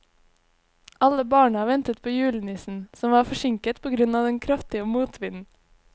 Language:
Norwegian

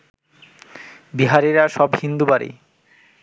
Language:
Bangla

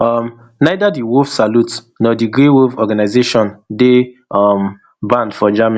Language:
Nigerian Pidgin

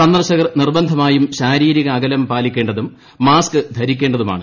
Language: Malayalam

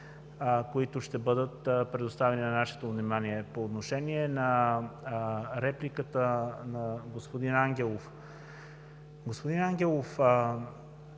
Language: Bulgarian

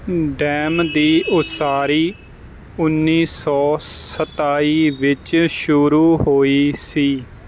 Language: Punjabi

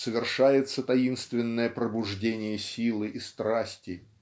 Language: Russian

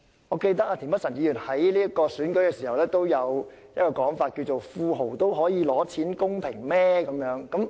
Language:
Cantonese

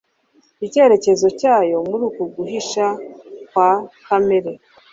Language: Kinyarwanda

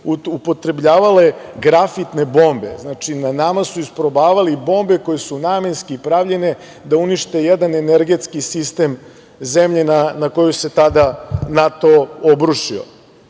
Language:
Serbian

